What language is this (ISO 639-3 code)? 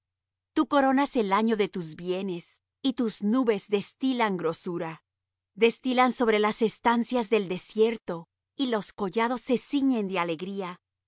spa